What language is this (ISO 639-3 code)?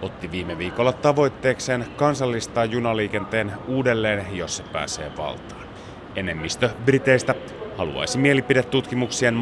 fin